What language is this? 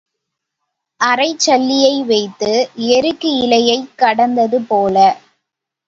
Tamil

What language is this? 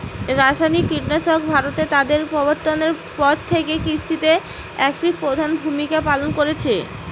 Bangla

